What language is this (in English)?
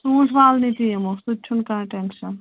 Kashmiri